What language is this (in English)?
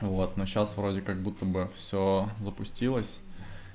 Russian